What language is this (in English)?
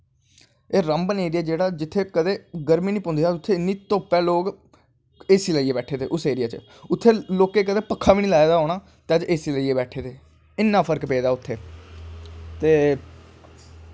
Dogri